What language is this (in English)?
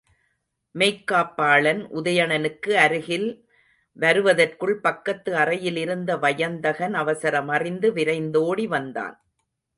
Tamil